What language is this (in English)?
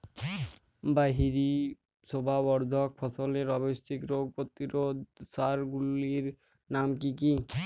Bangla